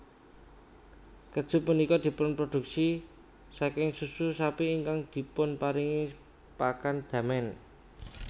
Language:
Javanese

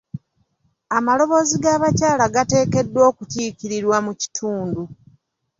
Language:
Ganda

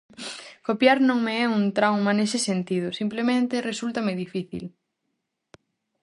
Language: Galician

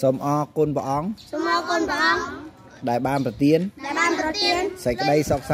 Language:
Vietnamese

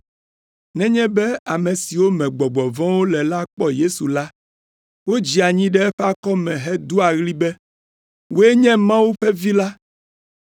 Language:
Ewe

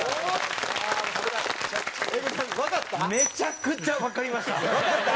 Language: Japanese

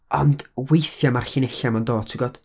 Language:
Welsh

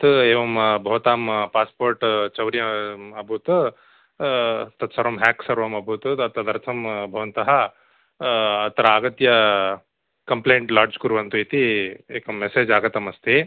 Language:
Sanskrit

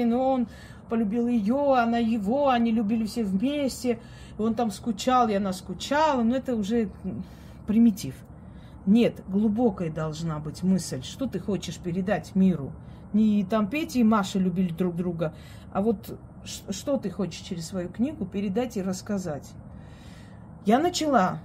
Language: Russian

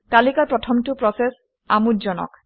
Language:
Assamese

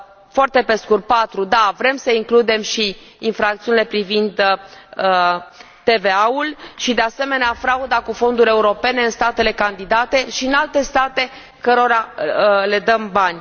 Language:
Romanian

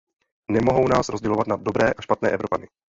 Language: Czech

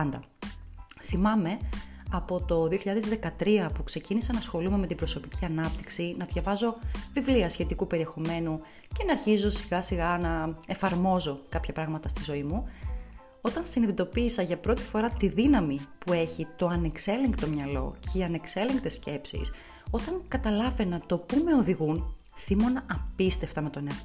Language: Greek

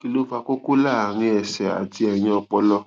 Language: Yoruba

